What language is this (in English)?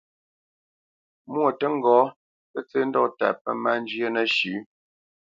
Bamenyam